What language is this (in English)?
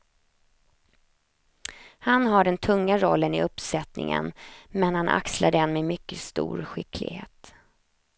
Swedish